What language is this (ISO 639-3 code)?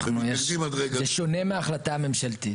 heb